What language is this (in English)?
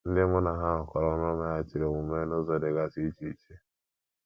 Igbo